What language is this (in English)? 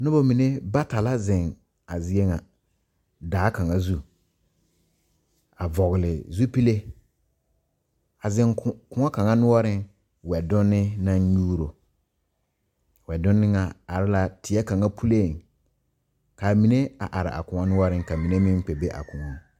Southern Dagaare